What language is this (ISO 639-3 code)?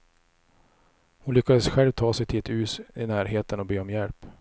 swe